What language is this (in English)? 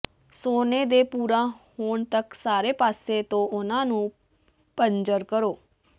Punjabi